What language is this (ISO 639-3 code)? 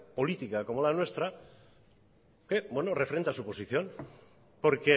spa